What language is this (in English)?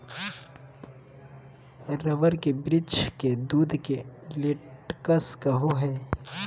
Magahi